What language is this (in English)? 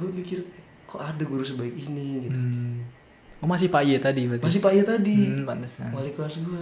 Indonesian